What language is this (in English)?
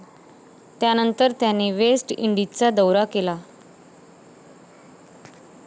Marathi